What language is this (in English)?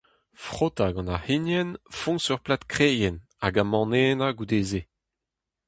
Breton